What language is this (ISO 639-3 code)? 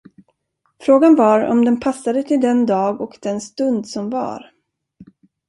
swe